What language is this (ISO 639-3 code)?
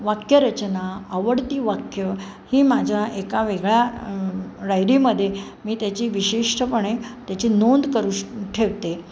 mar